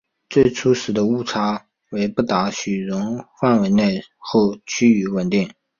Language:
Chinese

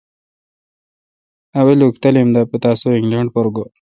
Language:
Kalkoti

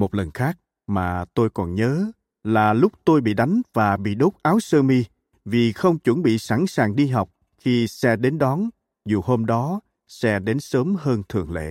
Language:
Vietnamese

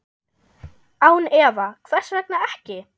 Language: Icelandic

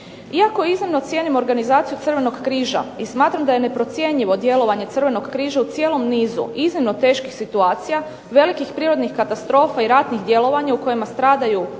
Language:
Croatian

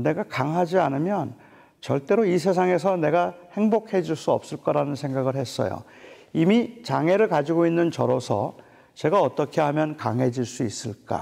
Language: Korean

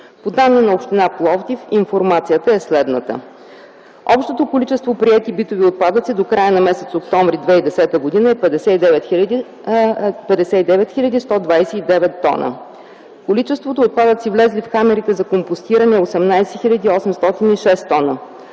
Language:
Bulgarian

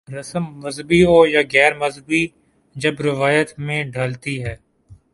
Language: Urdu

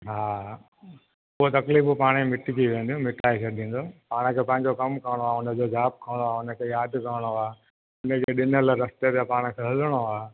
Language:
Sindhi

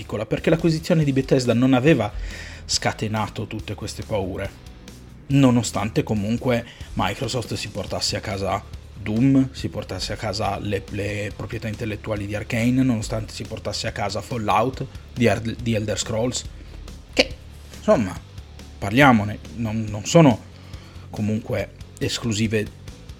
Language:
Italian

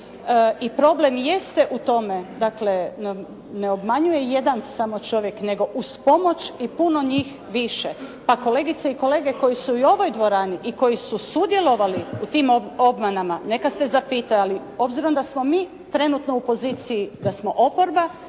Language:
Croatian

